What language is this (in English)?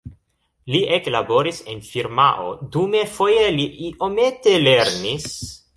Esperanto